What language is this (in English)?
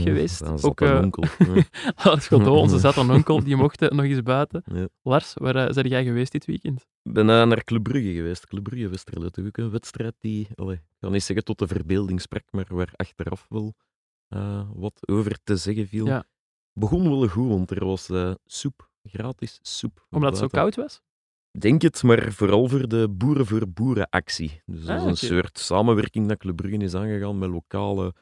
Dutch